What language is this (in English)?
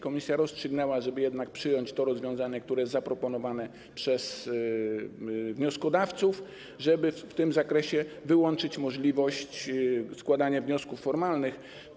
Polish